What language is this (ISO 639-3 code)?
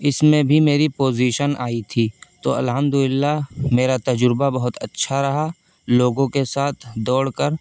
urd